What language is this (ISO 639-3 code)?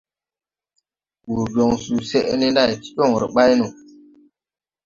tui